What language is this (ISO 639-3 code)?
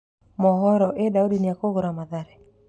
kik